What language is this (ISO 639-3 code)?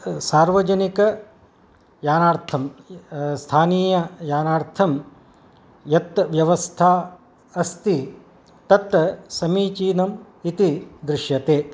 san